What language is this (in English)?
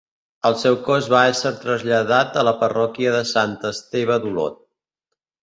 Catalan